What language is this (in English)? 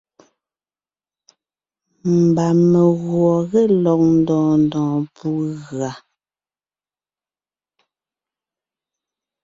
Ngiemboon